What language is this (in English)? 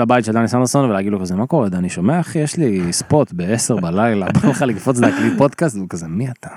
Hebrew